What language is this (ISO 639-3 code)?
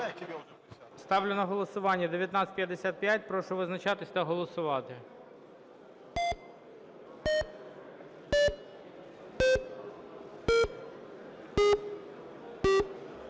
ukr